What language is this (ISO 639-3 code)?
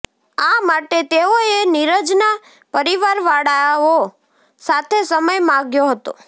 guj